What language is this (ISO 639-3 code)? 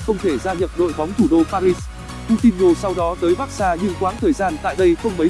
vie